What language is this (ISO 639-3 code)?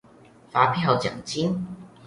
zho